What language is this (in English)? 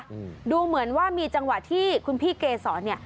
Thai